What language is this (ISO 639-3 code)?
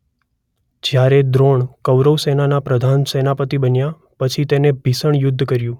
guj